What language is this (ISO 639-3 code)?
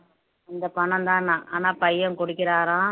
tam